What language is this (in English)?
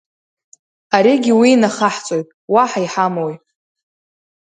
Abkhazian